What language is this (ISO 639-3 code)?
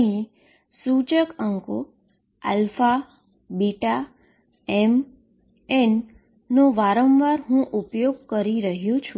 guj